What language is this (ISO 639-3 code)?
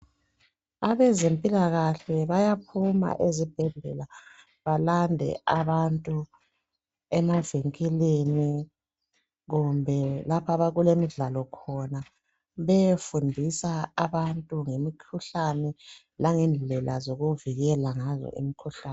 nde